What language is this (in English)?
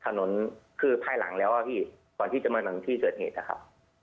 Thai